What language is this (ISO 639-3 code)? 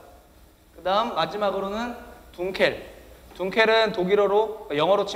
kor